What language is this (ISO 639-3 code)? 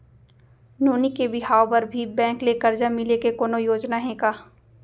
hne